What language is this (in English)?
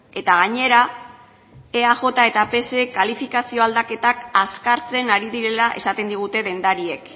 Basque